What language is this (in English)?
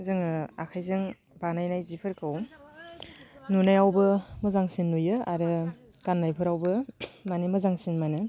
Bodo